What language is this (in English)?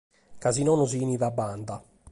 Sardinian